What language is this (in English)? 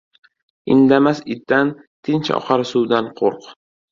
Uzbek